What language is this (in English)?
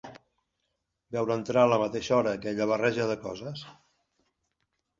Catalan